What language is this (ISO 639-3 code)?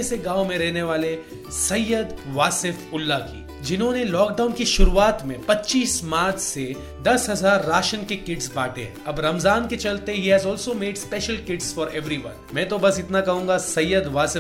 hin